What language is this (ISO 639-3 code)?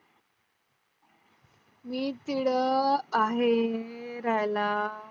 mar